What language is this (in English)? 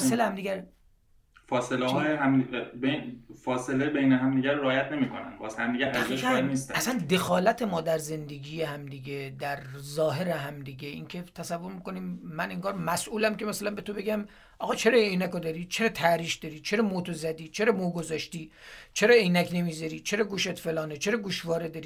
Persian